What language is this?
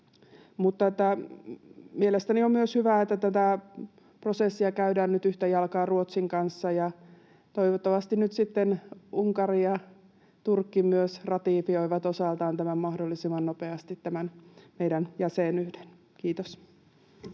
Finnish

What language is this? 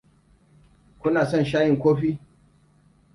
Hausa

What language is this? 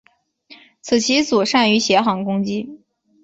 Chinese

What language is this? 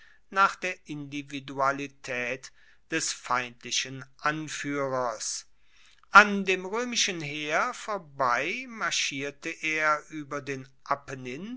German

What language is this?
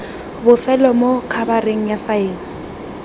Tswana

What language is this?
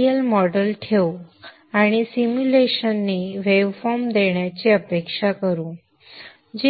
Marathi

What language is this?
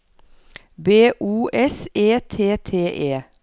Norwegian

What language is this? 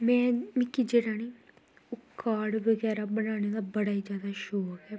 Dogri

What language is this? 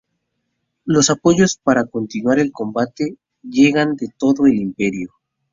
Spanish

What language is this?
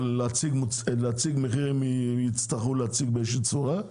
Hebrew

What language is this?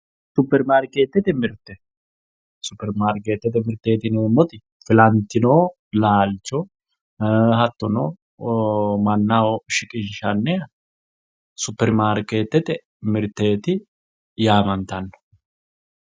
Sidamo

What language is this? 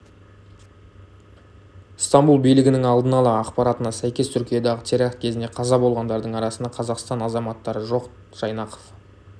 Kazakh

